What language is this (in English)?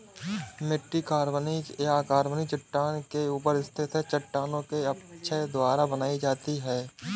Hindi